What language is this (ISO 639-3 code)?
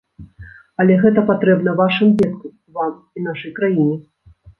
bel